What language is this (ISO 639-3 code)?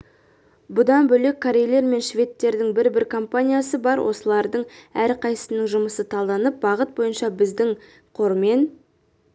kaz